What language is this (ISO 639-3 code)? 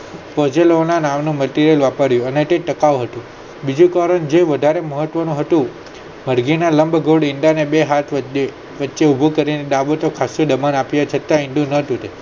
guj